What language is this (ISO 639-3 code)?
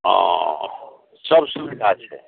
mai